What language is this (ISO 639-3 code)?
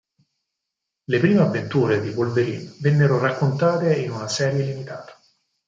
ita